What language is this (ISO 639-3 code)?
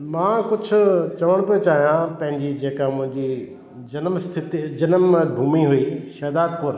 snd